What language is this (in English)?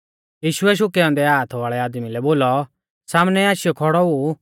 Mahasu Pahari